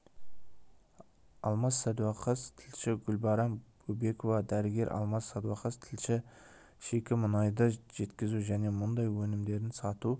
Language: Kazakh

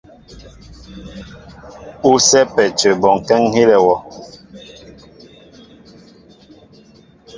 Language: Mbo (Cameroon)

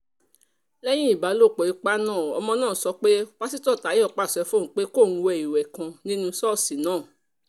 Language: Yoruba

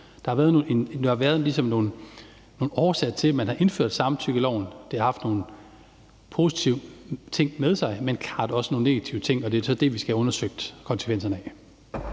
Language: Danish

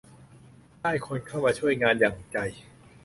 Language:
Thai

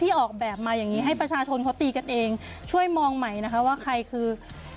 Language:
Thai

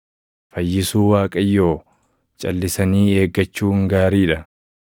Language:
Oromo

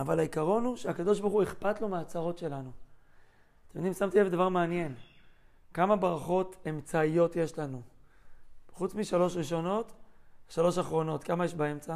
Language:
Hebrew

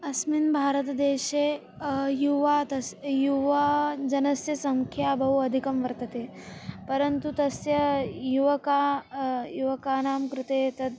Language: Sanskrit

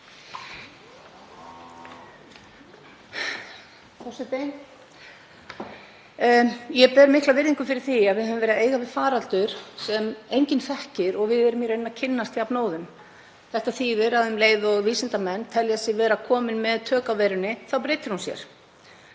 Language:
Icelandic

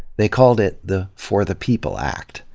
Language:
English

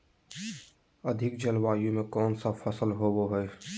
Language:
Magahi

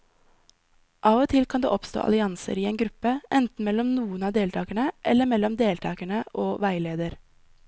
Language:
Norwegian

